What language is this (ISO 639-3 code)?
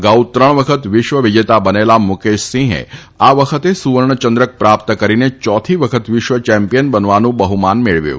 guj